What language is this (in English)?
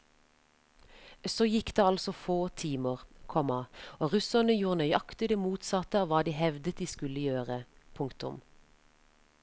Norwegian